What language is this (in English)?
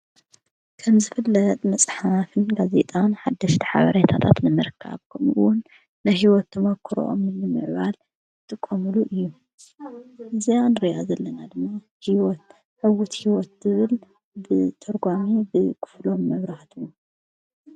Tigrinya